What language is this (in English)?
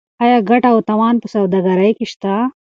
Pashto